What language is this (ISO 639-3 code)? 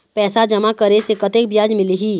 hne